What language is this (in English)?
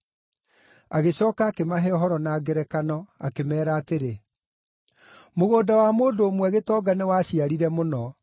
Kikuyu